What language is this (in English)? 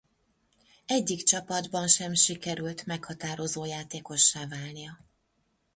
Hungarian